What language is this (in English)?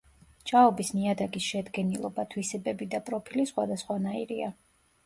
Georgian